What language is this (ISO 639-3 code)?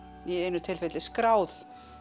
isl